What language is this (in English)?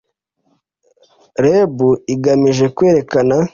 Kinyarwanda